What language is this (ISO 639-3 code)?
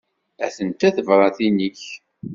kab